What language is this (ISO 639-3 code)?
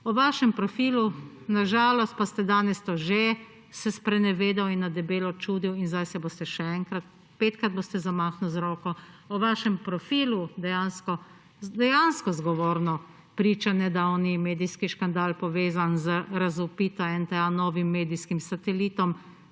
slv